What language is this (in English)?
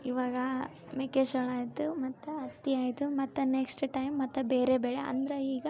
Kannada